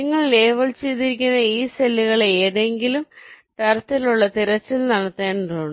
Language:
Malayalam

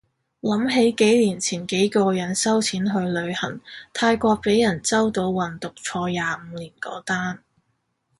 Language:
Cantonese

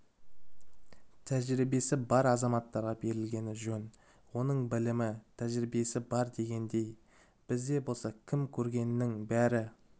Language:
Kazakh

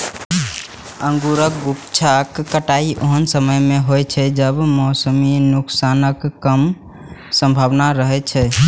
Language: Maithili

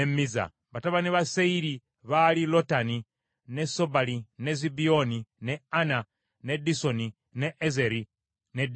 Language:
Ganda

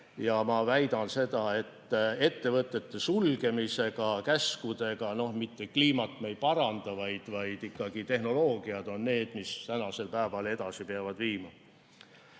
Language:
Estonian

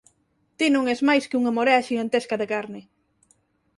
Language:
Galician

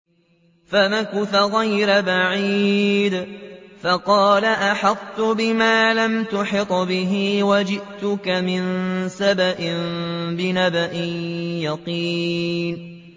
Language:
Arabic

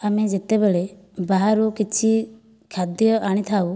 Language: Odia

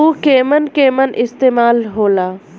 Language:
Bhojpuri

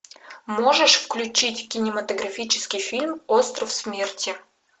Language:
Russian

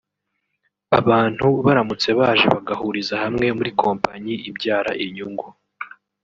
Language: Kinyarwanda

